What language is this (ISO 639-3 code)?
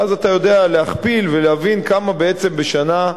heb